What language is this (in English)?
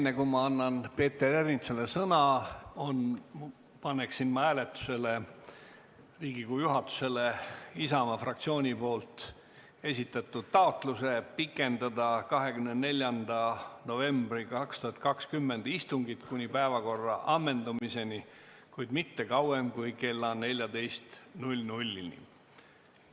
Estonian